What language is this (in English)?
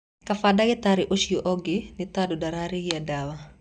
Kikuyu